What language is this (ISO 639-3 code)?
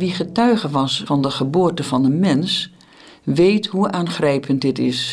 nld